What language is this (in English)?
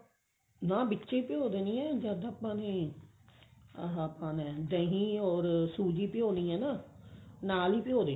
Punjabi